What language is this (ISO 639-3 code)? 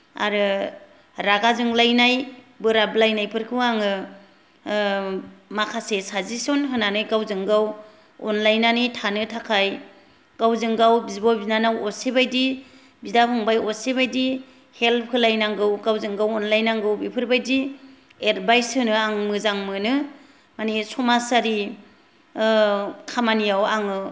brx